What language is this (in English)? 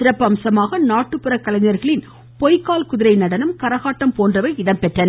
Tamil